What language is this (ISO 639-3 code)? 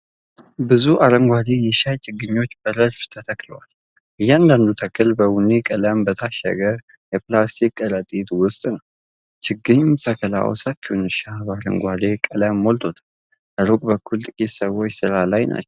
amh